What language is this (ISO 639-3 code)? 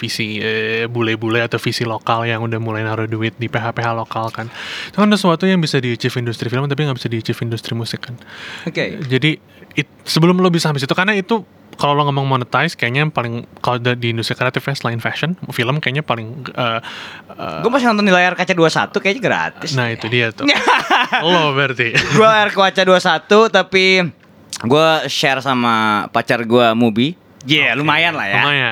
ind